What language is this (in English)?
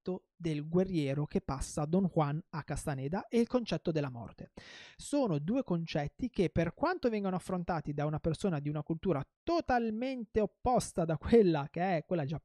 Italian